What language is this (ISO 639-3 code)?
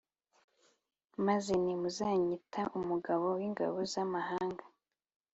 kin